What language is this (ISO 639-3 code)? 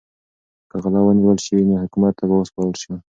pus